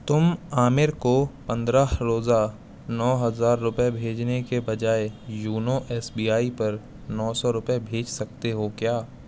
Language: Urdu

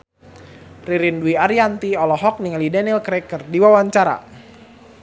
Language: Sundanese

